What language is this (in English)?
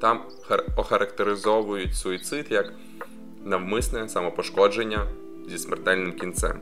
Ukrainian